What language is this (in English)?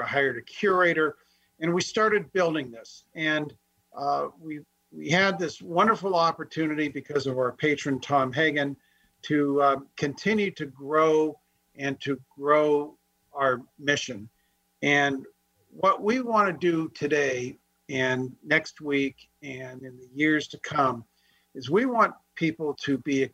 English